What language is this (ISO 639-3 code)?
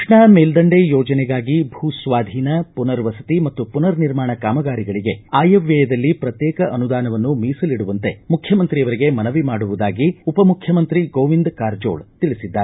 kan